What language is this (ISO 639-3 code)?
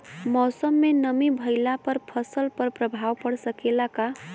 bho